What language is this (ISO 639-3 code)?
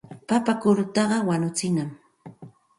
qxt